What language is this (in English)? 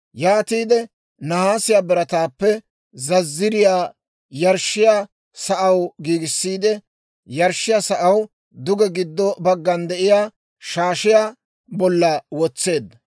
Dawro